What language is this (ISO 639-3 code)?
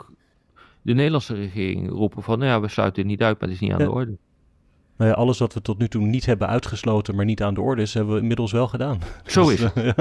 nld